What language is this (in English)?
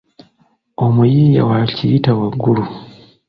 Ganda